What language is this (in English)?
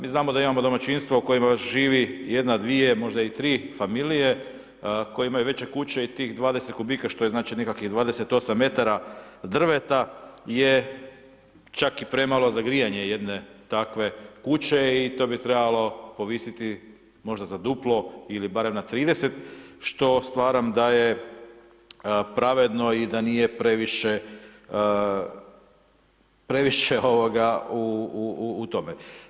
Croatian